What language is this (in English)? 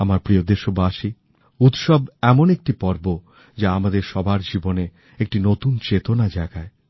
Bangla